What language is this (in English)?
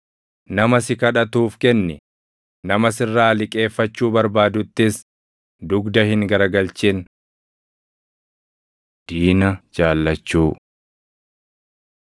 Oromo